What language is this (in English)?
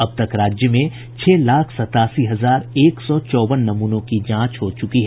Hindi